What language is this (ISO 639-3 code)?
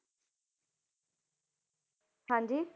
pan